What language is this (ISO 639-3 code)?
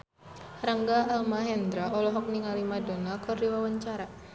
sun